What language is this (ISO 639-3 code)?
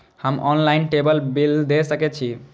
mai